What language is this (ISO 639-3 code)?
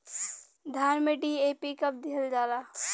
bho